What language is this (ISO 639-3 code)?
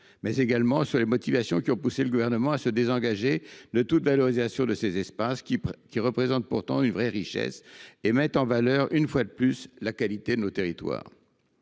fra